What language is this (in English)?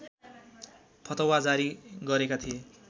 Nepali